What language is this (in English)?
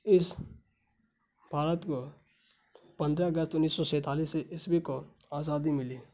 Urdu